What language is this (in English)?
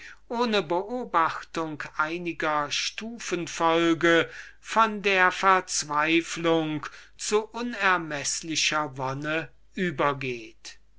German